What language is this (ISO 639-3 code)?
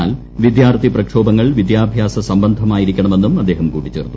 mal